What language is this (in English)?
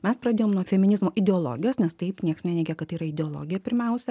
Lithuanian